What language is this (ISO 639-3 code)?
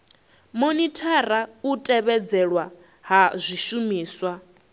ven